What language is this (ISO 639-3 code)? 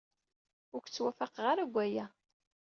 kab